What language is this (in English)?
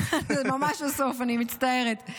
Hebrew